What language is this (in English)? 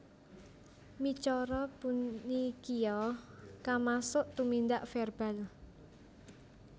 Javanese